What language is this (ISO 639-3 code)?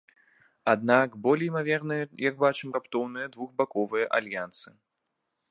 bel